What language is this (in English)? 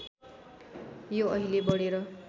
Nepali